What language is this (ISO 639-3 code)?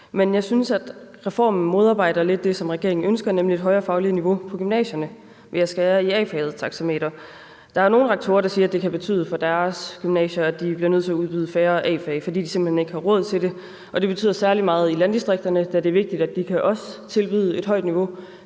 dan